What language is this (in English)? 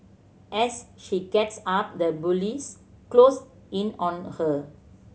English